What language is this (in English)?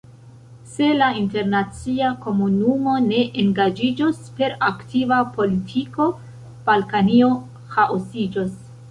Esperanto